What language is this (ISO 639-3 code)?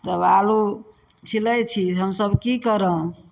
mai